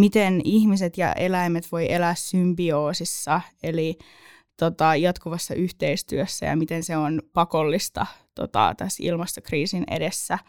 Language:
Finnish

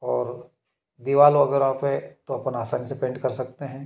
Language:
Hindi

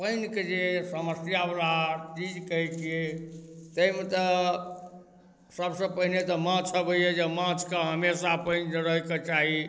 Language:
Maithili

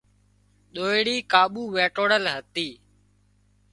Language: Wadiyara Koli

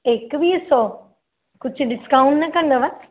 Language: Sindhi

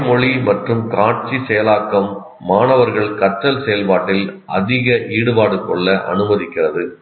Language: Tamil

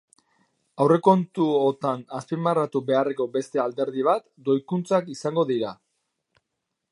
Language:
Basque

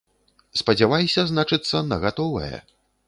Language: Belarusian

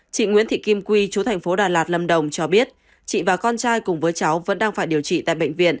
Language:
Vietnamese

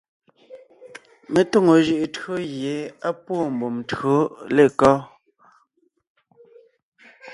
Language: Ngiemboon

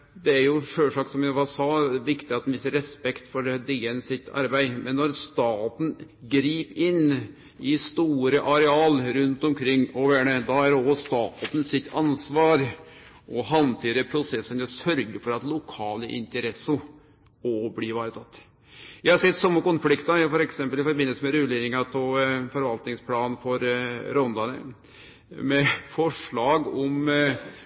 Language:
Norwegian Nynorsk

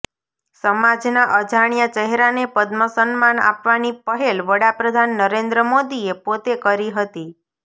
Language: Gujarati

